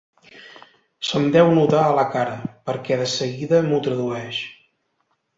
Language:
Catalan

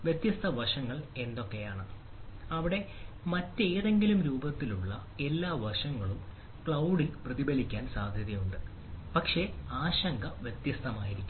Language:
Malayalam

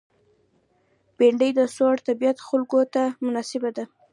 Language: Pashto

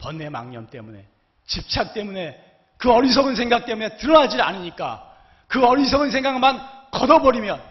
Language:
Korean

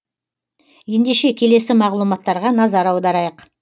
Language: Kazakh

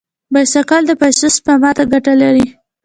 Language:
Pashto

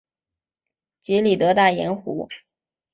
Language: Chinese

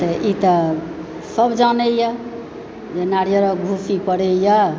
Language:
Maithili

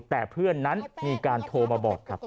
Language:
Thai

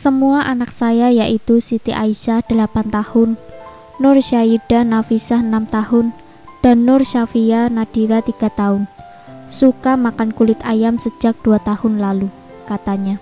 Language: Indonesian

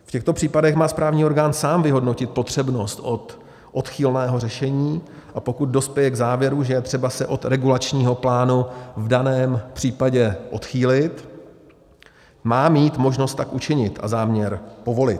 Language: Czech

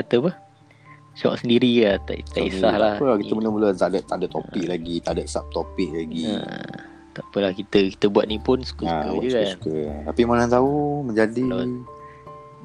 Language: Malay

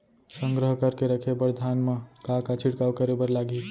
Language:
Chhattisgarhi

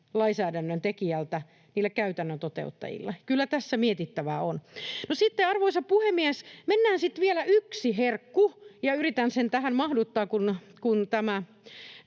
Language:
Finnish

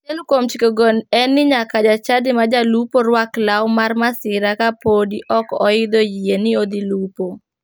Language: Luo (Kenya and Tanzania)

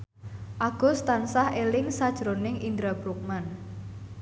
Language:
Javanese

